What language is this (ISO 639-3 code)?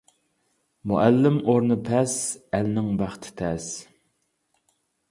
uig